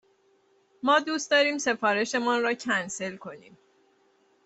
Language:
Persian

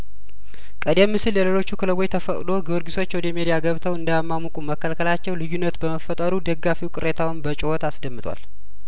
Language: Amharic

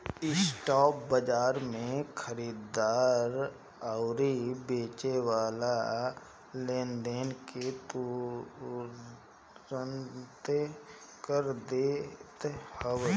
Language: Bhojpuri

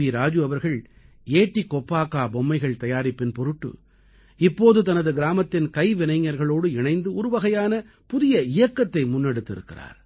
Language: Tamil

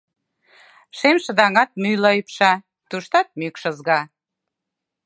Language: Mari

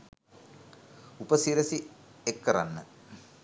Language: Sinhala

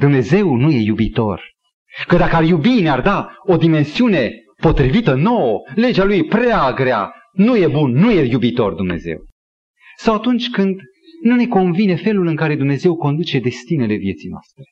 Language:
Romanian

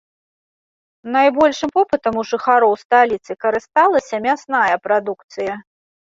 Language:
Belarusian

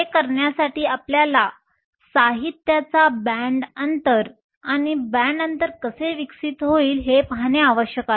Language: Marathi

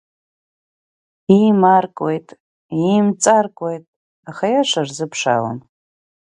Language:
Abkhazian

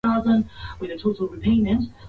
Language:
Swahili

